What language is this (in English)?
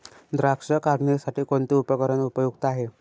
Marathi